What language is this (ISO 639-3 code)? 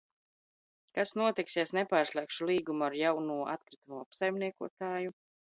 lav